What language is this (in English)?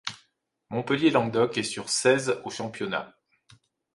French